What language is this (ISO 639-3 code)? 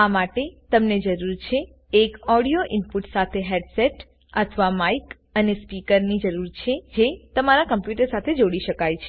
guj